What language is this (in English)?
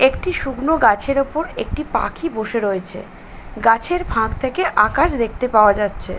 Bangla